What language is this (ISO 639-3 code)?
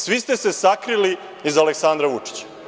srp